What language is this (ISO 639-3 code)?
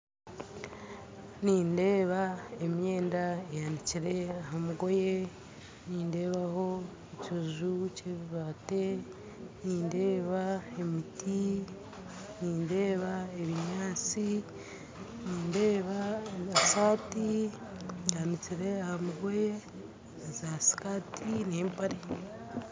nyn